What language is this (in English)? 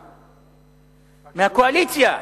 Hebrew